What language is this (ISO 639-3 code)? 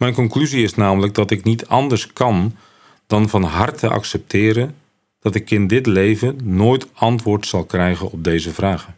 nld